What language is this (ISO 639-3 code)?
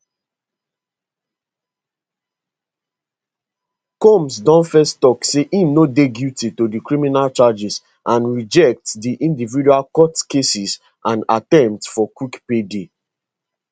pcm